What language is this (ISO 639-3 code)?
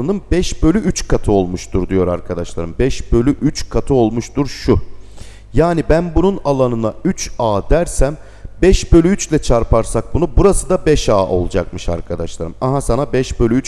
tur